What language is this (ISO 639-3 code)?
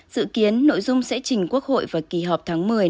vie